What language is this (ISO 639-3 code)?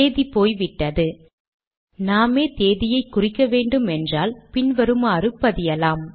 tam